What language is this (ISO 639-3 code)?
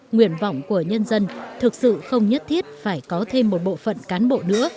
vie